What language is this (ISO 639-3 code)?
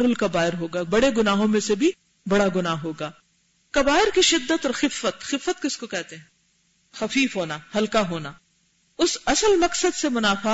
urd